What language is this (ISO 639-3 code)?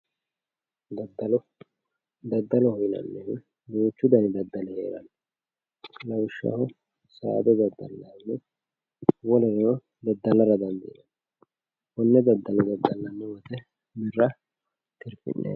sid